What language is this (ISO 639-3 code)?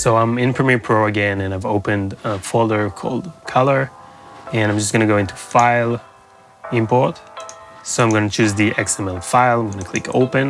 eng